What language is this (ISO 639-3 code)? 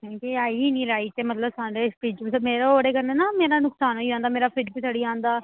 doi